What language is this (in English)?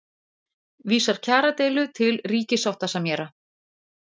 Icelandic